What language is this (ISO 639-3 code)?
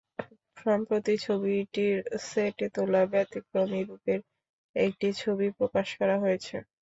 ben